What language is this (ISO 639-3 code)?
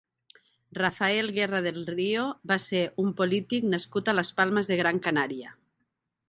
cat